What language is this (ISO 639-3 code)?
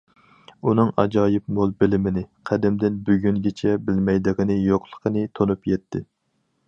uig